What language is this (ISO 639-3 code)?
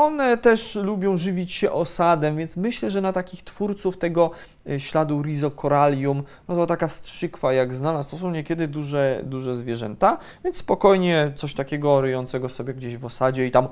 pol